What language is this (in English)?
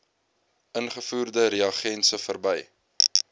Afrikaans